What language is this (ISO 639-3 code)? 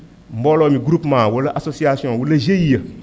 wol